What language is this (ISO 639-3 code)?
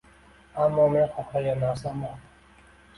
uzb